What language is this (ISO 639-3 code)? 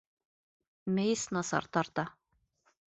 bak